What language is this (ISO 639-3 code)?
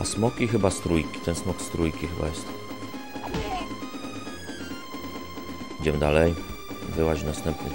pol